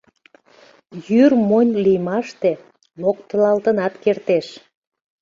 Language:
Mari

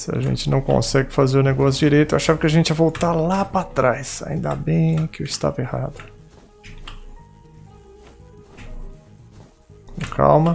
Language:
Portuguese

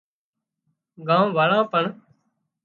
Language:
Wadiyara Koli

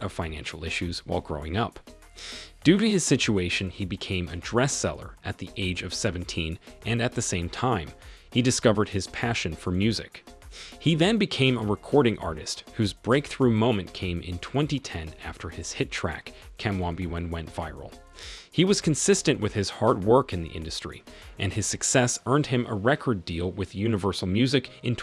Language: English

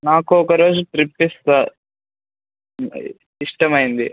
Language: Telugu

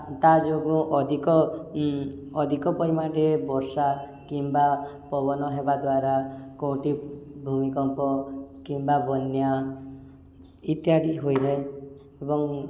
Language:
Odia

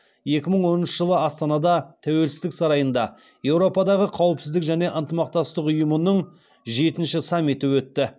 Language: Kazakh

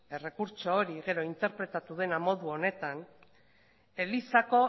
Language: Basque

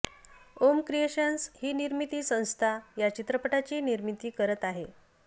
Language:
Marathi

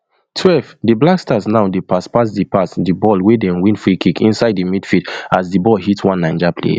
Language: Nigerian Pidgin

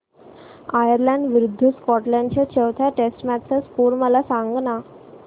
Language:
Marathi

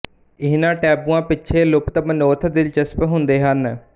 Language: Punjabi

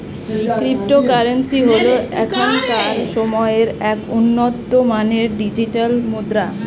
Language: Bangla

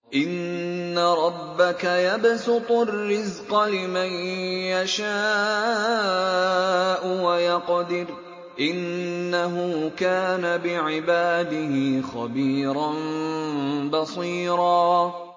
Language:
Arabic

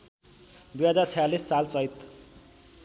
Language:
Nepali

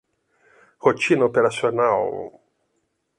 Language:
Portuguese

